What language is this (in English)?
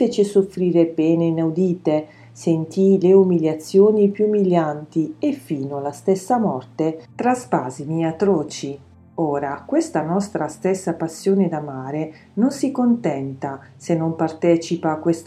Italian